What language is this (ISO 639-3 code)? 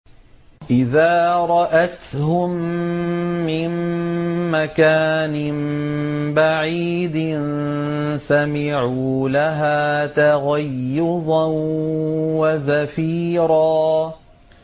ara